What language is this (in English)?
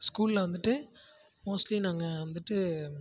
Tamil